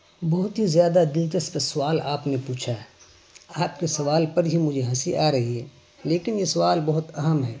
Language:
Urdu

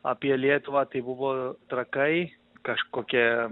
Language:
Lithuanian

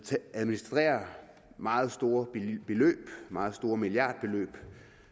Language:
Danish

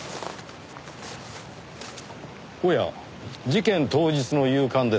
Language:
Japanese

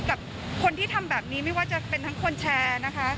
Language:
Thai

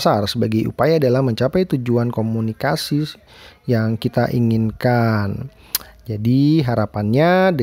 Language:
Indonesian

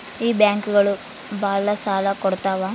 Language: Kannada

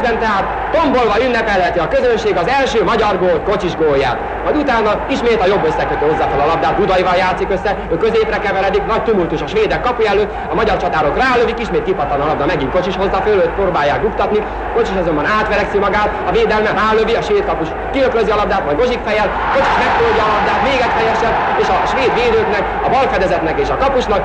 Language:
Hungarian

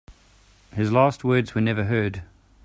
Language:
English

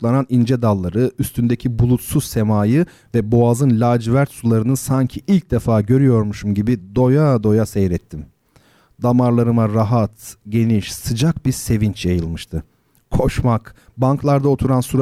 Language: Turkish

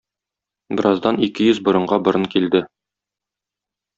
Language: Tatar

